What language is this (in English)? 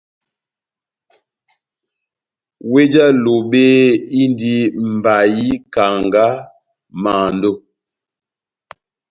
Batanga